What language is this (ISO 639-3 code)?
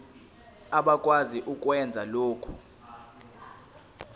zul